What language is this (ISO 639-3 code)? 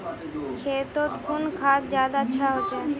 mag